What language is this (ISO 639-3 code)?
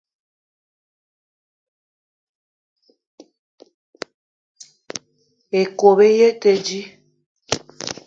eto